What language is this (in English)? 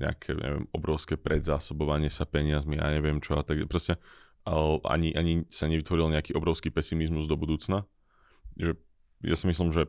Slovak